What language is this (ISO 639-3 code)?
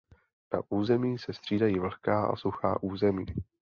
ces